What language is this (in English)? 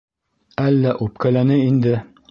Bashkir